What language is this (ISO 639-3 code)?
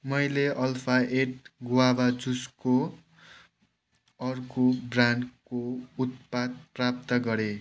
nep